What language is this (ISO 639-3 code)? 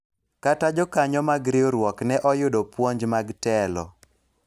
luo